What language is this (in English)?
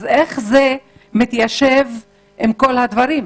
Hebrew